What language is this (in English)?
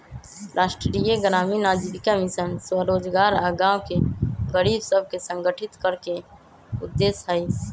Magahi